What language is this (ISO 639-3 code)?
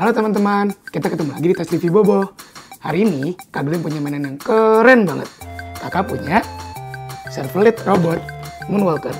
ind